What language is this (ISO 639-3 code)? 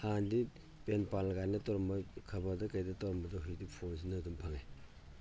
mni